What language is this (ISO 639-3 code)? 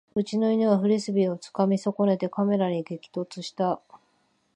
jpn